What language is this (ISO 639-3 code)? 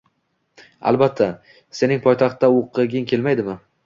uzb